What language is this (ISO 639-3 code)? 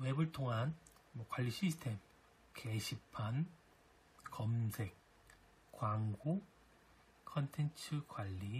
kor